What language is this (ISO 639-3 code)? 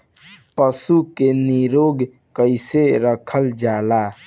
bho